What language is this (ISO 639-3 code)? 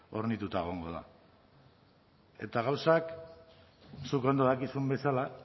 eus